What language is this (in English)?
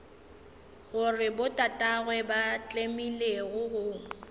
Northern Sotho